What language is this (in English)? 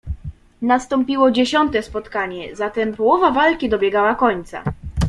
Polish